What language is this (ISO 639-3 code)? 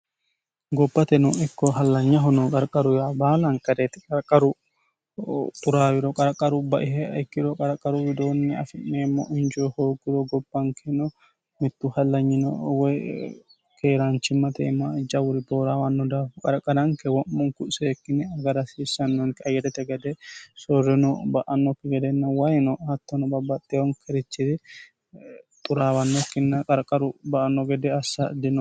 sid